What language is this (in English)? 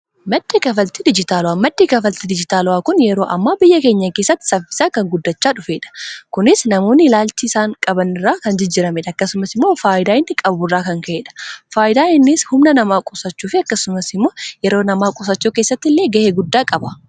Oromo